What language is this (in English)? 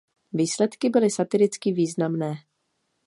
Czech